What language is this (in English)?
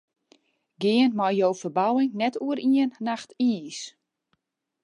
Western Frisian